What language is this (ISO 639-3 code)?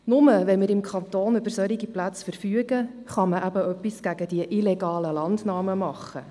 gsw